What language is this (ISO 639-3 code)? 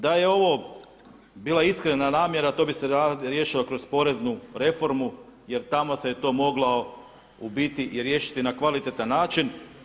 hrv